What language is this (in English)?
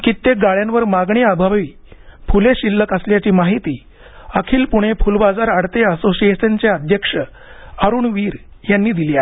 Marathi